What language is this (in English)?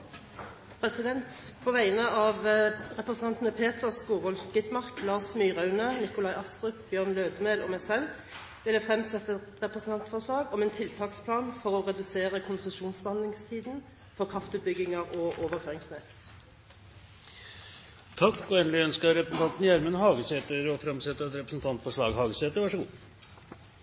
Norwegian